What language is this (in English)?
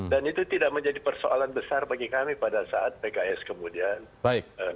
Indonesian